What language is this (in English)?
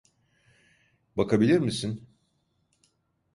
Turkish